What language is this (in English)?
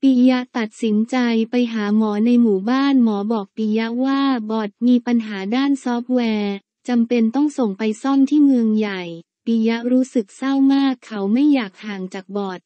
Thai